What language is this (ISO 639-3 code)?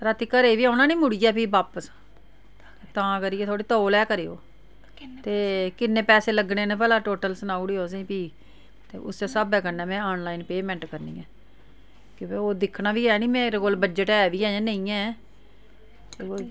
doi